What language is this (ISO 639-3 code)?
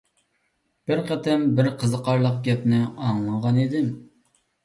uig